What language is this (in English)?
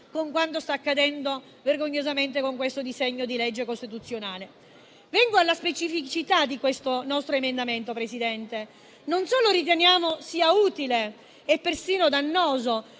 Italian